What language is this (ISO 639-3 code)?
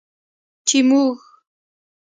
pus